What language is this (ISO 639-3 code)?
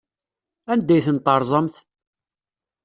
kab